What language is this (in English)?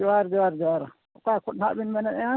Santali